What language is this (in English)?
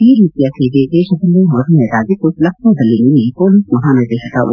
Kannada